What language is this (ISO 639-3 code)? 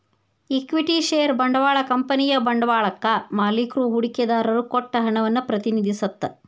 kan